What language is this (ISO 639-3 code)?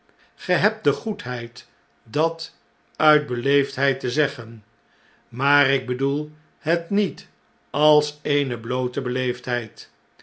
nld